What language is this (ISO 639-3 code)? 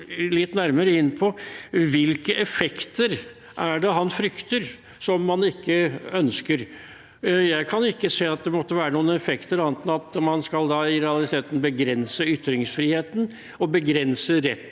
nor